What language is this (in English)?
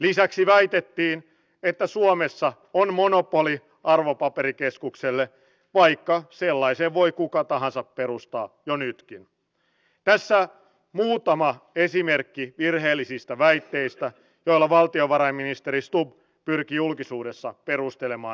Finnish